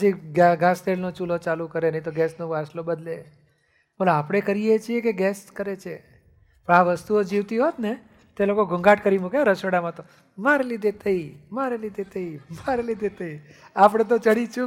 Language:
Gujarati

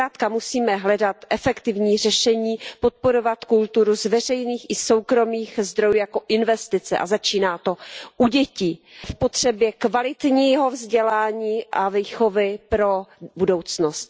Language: Czech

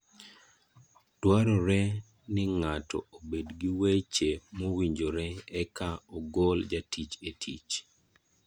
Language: Luo (Kenya and Tanzania)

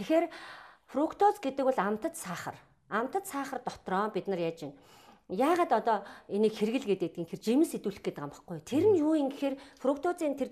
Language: Hungarian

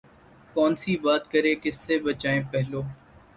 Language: Urdu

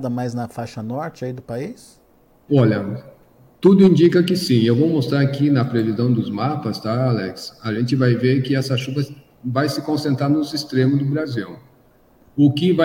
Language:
Portuguese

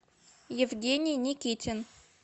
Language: Russian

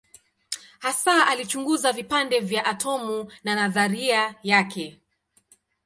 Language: Swahili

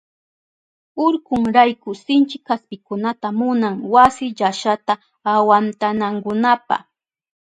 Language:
Southern Pastaza Quechua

